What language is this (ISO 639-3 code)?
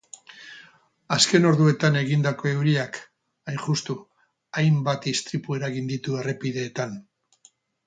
eus